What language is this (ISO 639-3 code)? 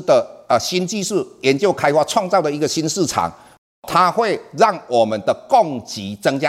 zho